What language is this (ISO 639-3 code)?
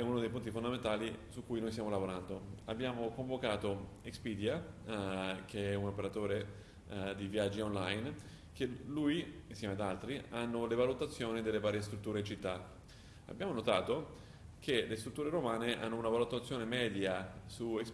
ita